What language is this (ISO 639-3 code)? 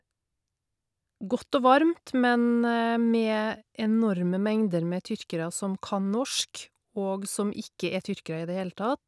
nor